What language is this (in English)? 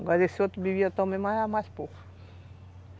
Portuguese